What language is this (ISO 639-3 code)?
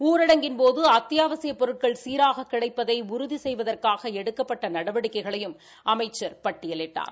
tam